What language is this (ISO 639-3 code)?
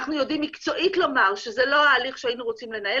heb